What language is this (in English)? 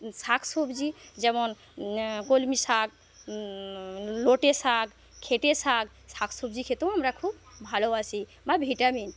Bangla